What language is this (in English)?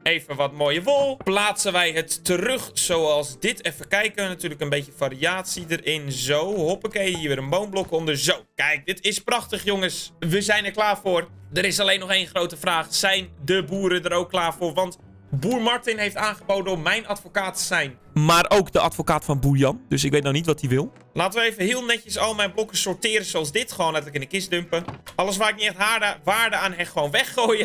Dutch